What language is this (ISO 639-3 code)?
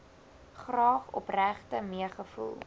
afr